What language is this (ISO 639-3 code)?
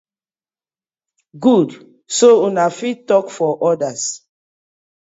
pcm